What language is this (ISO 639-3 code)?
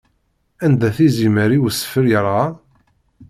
kab